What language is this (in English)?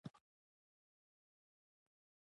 Pashto